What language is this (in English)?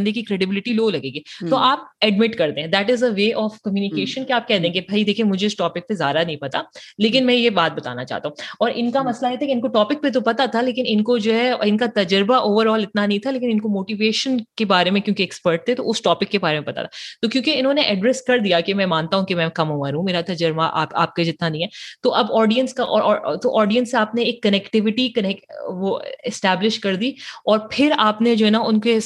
Urdu